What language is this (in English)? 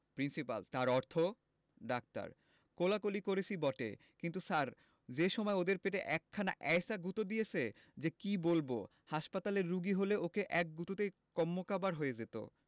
Bangla